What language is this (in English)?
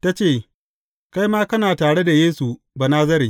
Hausa